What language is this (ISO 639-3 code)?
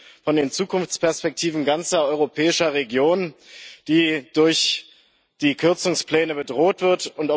deu